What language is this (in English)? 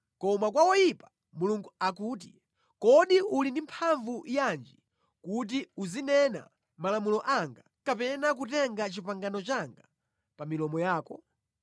Nyanja